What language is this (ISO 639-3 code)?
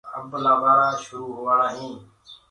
ggg